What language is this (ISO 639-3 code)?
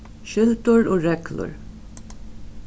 fao